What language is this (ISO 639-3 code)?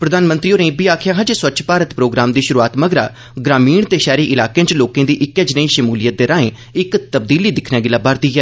doi